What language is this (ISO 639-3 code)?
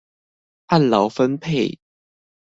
zho